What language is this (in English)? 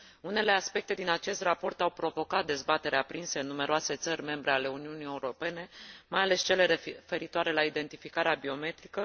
Romanian